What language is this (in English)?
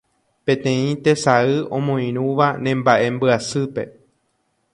Guarani